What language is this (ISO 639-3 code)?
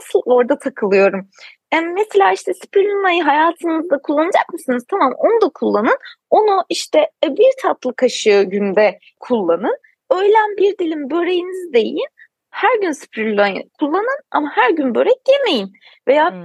tur